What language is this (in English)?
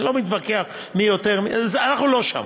Hebrew